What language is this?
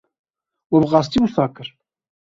Kurdish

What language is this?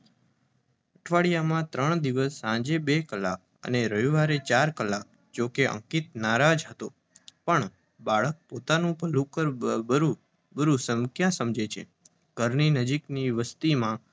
Gujarati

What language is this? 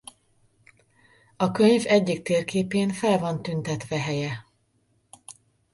Hungarian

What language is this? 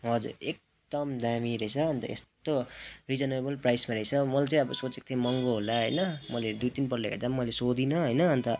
Nepali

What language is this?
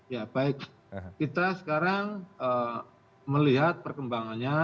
Indonesian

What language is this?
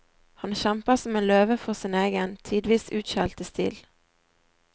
Norwegian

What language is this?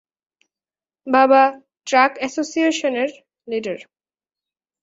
Bangla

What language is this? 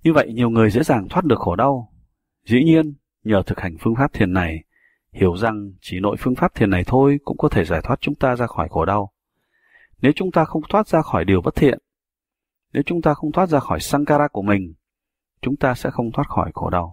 Vietnamese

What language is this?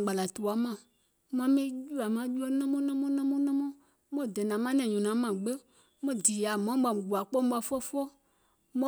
Gola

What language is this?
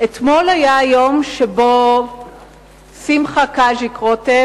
Hebrew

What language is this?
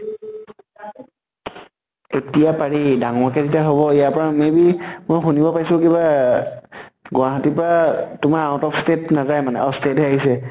Assamese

